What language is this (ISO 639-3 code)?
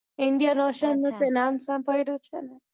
guj